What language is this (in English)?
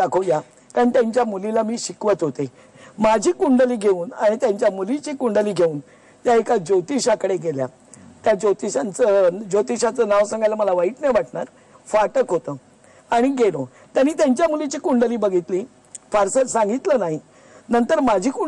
Marathi